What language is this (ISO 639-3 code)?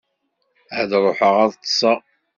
kab